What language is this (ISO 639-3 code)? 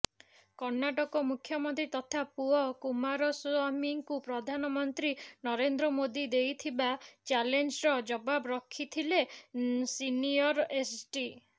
ori